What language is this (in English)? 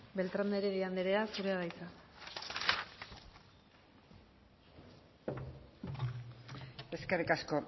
Basque